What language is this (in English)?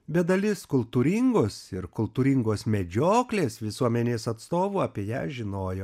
Lithuanian